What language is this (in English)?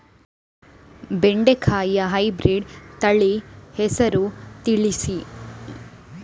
Kannada